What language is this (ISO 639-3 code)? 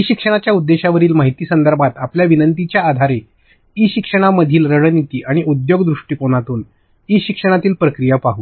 mar